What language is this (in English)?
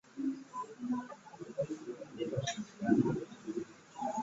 Ganda